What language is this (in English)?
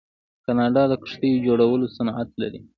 Pashto